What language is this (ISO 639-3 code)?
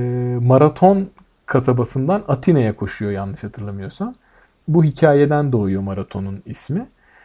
tur